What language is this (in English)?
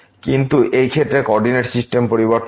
Bangla